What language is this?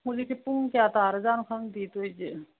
Manipuri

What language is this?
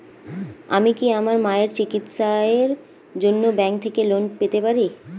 Bangla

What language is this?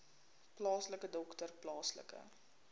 Afrikaans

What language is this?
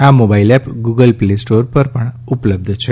Gujarati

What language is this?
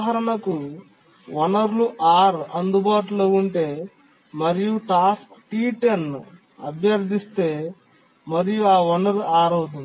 Telugu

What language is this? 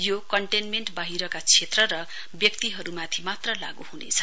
Nepali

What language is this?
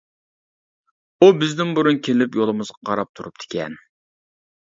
Uyghur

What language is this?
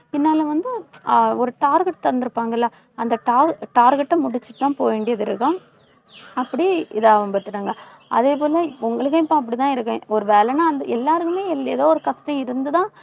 Tamil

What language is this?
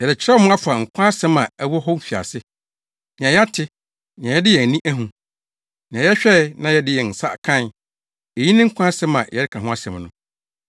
Akan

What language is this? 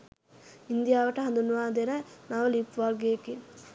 Sinhala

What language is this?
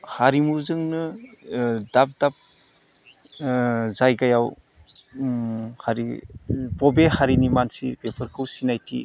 Bodo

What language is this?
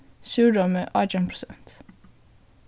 Faroese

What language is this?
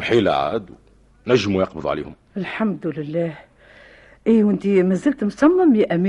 Arabic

